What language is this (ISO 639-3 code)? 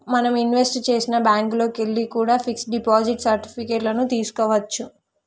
tel